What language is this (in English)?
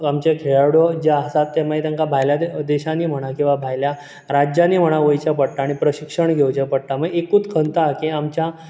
Konkani